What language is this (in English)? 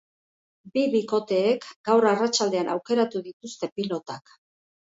Basque